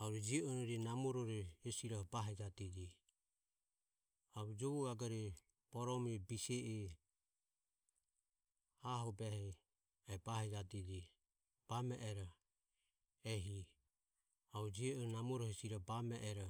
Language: Ömie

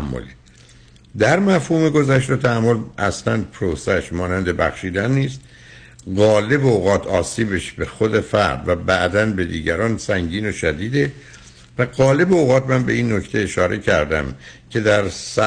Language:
Persian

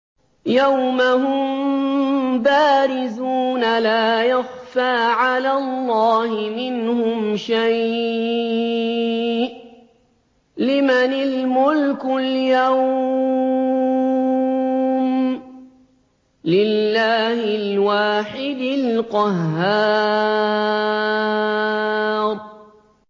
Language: Arabic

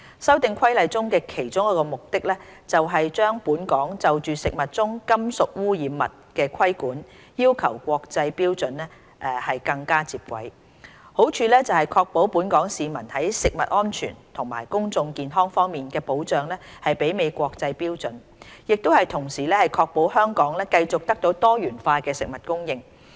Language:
Cantonese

